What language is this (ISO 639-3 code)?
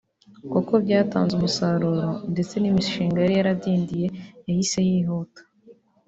kin